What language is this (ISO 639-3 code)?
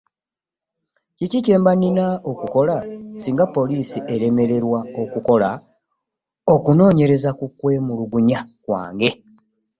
lug